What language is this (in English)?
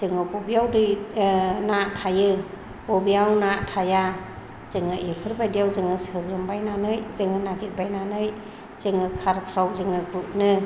Bodo